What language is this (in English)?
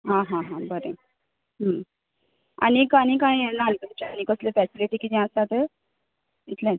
Konkani